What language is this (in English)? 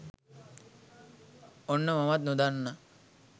Sinhala